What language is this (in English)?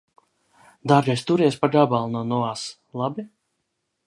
Latvian